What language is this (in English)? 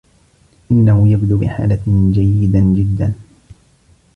Arabic